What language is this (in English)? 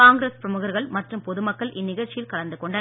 Tamil